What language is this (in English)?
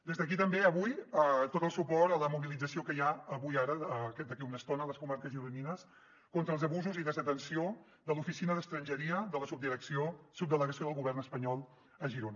Catalan